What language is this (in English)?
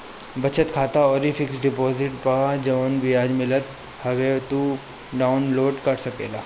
Bhojpuri